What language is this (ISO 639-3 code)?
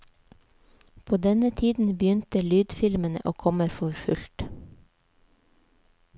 nor